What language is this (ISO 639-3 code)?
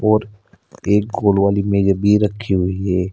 hin